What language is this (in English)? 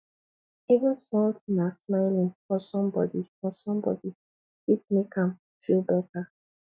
Nigerian Pidgin